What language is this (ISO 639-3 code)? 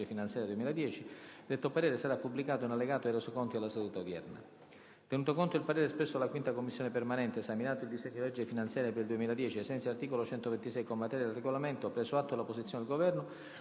ita